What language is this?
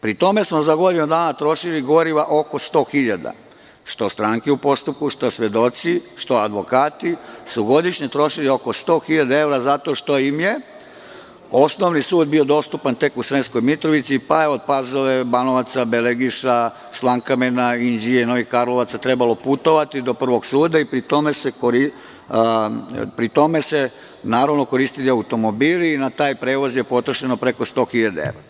Serbian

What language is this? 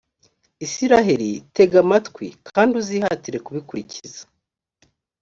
Kinyarwanda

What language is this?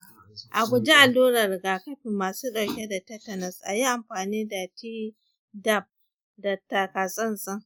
Hausa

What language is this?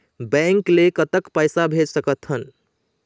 Chhattisgarhi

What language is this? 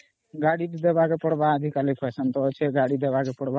Odia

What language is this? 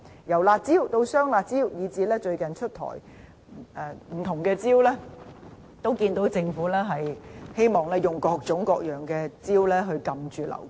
Cantonese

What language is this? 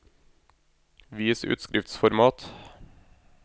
Norwegian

